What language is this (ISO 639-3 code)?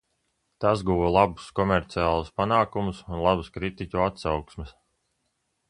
lav